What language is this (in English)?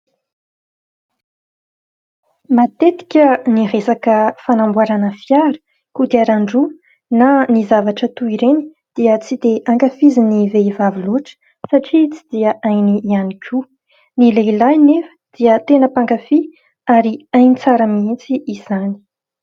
Malagasy